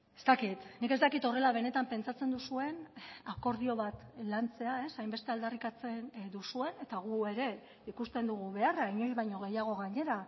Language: Basque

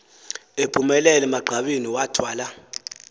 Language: Xhosa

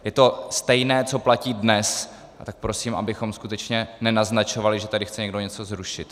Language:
Czech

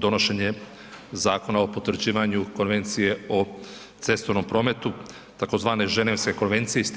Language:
Croatian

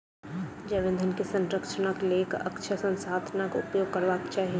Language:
Maithili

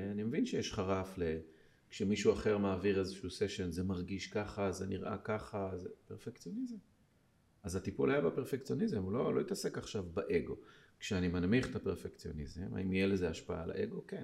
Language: Hebrew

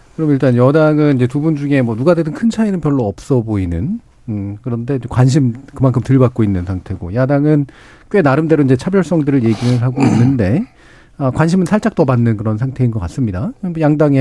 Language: Korean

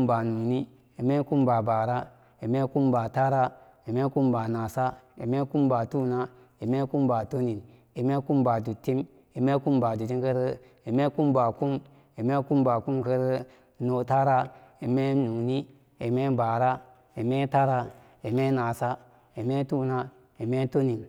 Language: Samba Daka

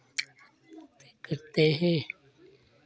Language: Hindi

